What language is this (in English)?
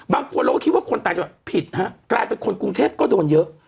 Thai